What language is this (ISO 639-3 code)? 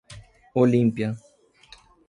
por